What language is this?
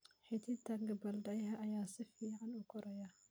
Somali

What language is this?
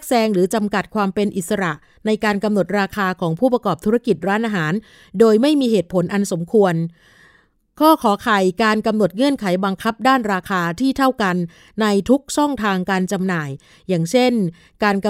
Thai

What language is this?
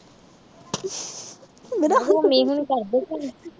Punjabi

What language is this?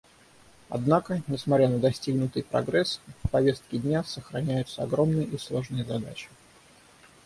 Russian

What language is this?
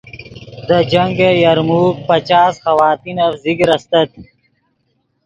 Yidgha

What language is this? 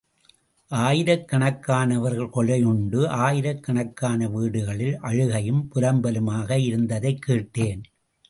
Tamil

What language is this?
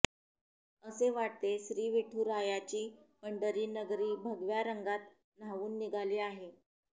Marathi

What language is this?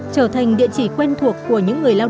Vietnamese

